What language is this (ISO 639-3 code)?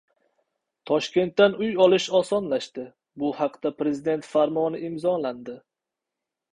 uzb